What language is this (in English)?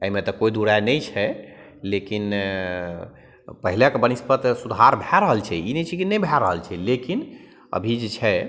Maithili